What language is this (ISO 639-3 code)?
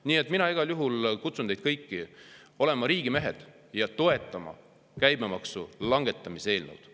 est